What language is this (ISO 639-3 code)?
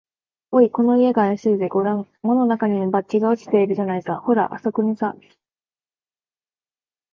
jpn